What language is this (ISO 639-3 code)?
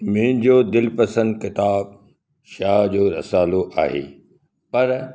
snd